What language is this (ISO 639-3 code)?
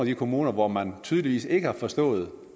dan